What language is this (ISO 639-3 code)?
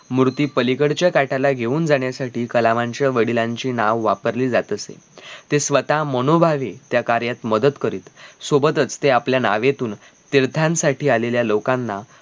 mar